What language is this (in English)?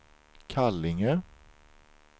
Swedish